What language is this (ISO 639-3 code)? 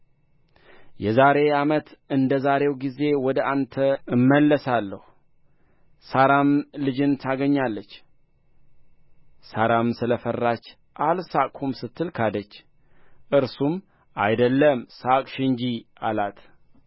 amh